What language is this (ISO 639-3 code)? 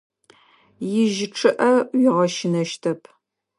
ady